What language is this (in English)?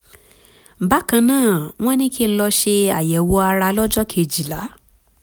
Yoruba